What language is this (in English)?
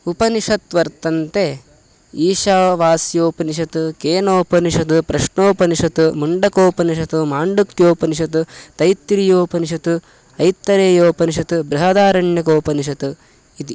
Sanskrit